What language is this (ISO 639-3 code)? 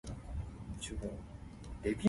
nan